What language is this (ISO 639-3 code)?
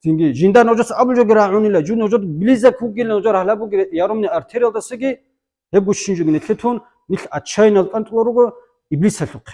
rus